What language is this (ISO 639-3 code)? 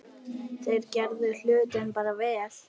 isl